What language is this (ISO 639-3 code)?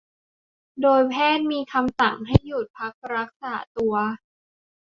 tha